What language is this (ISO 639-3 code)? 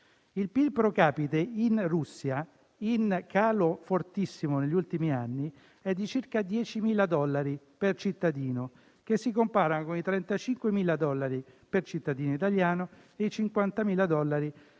ita